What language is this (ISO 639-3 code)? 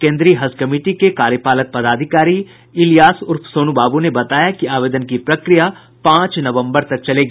hin